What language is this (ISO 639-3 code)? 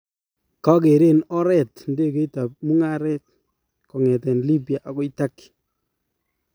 kln